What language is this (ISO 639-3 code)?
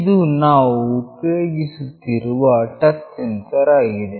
kan